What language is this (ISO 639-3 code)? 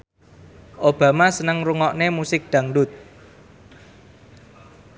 jav